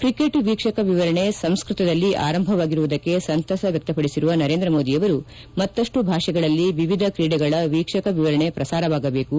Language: Kannada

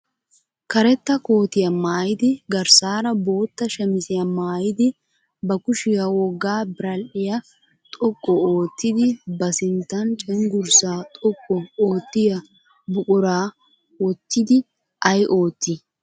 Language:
Wolaytta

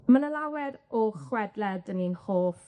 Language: Welsh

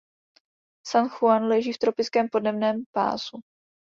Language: Czech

